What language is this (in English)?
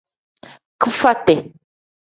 Tem